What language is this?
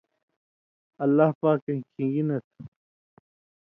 Indus Kohistani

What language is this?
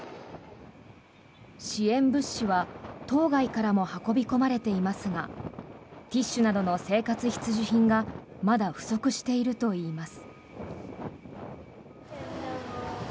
Japanese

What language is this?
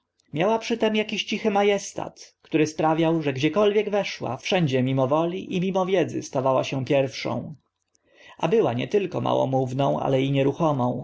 Polish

